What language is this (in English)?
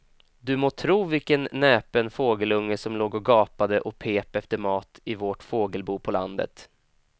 Swedish